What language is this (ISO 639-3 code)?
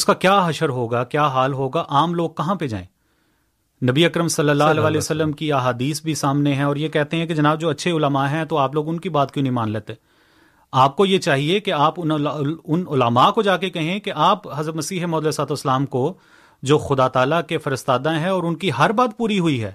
urd